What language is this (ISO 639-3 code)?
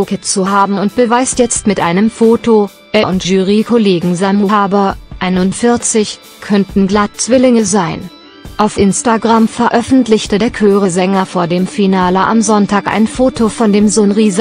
deu